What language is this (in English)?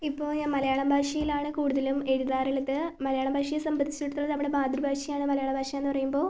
Malayalam